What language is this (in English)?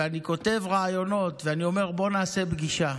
Hebrew